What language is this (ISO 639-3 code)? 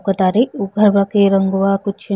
bho